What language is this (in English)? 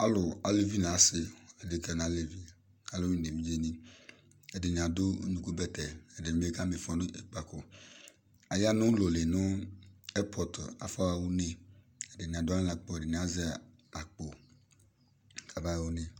Ikposo